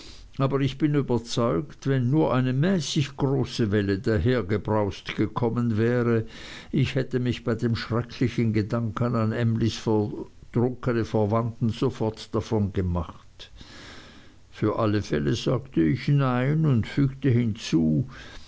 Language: German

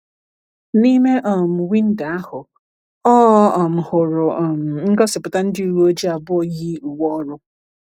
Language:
Igbo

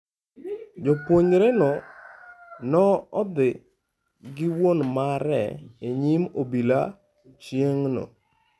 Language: Luo (Kenya and Tanzania)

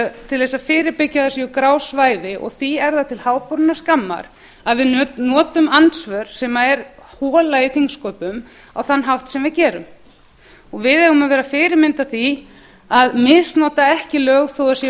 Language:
Icelandic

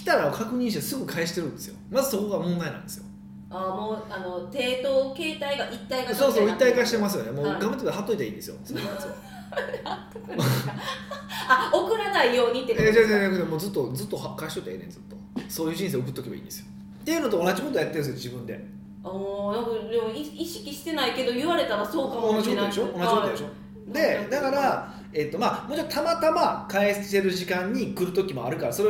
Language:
Japanese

